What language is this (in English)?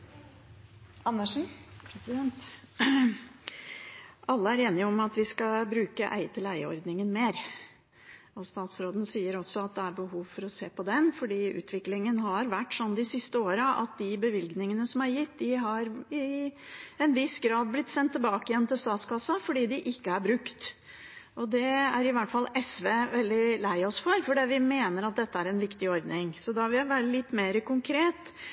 Norwegian Bokmål